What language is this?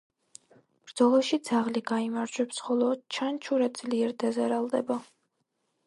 Georgian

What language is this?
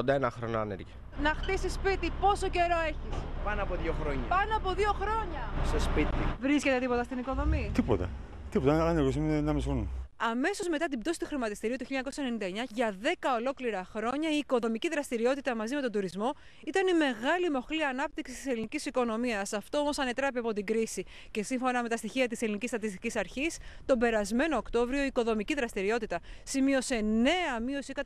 Greek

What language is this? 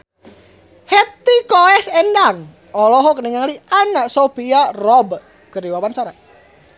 Sundanese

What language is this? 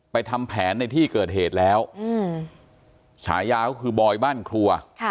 Thai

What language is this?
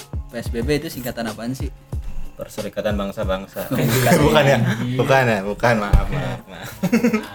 Indonesian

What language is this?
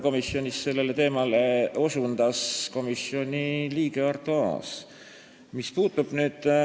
Estonian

